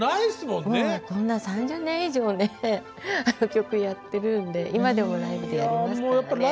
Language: Japanese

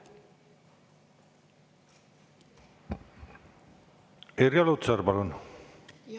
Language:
Estonian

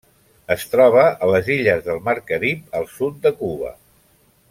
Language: Catalan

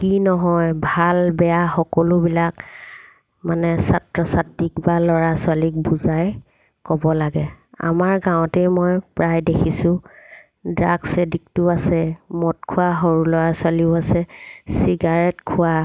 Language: Assamese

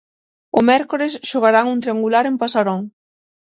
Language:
Galician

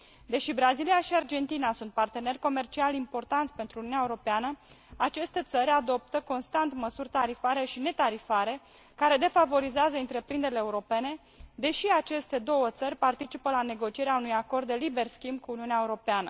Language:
Romanian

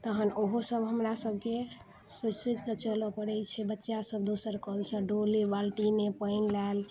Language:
Maithili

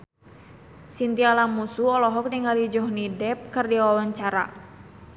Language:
Sundanese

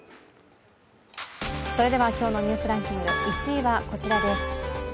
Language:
Japanese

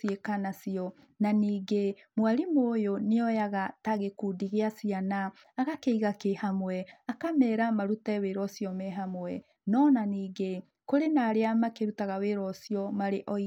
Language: Kikuyu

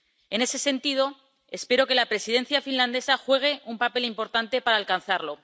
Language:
Spanish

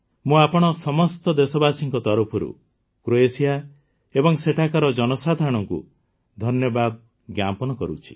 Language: Odia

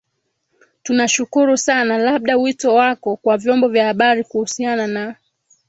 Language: Swahili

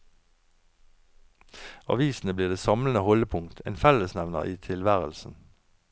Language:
Norwegian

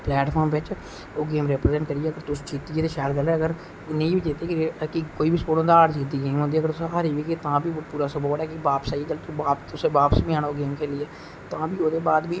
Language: Dogri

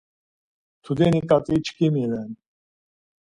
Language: Laz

